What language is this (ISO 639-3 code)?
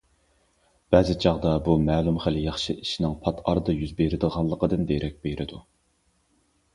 uig